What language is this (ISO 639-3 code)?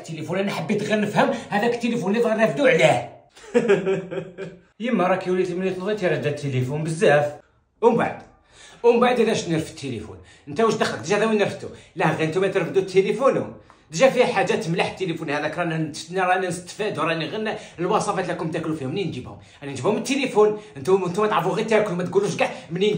ara